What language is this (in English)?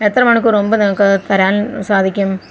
Malayalam